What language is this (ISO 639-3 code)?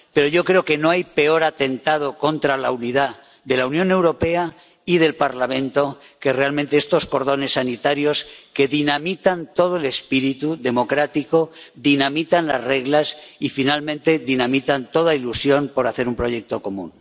spa